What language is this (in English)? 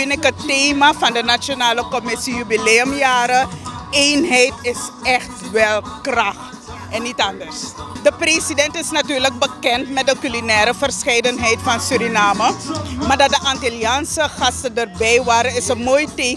Dutch